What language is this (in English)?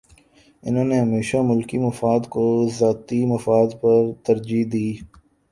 Urdu